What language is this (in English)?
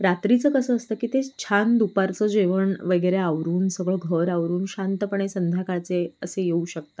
Marathi